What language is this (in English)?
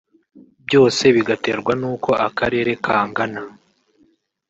Kinyarwanda